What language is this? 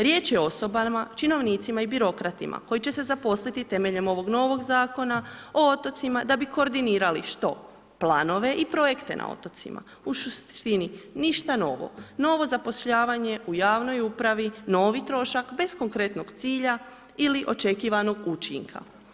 Croatian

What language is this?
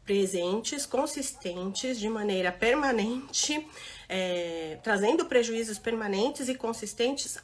Portuguese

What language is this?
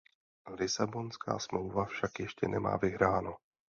Czech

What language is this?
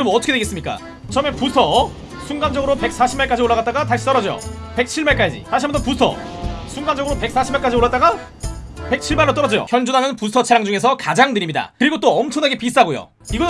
Korean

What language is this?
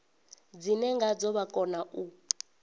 Venda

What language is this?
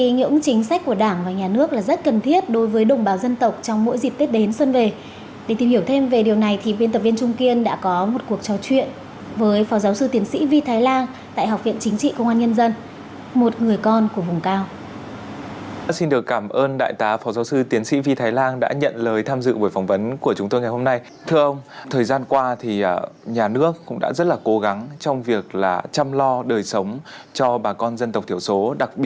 Vietnamese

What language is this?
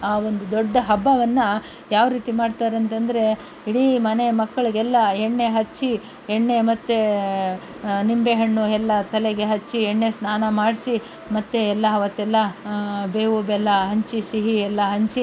Kannada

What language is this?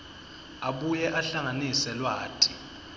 Swati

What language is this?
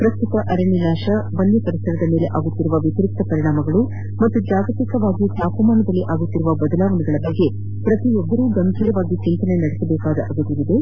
Kannada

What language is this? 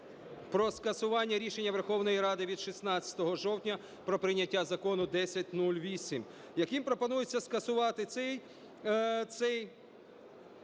Ukrainian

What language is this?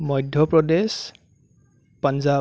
Assamese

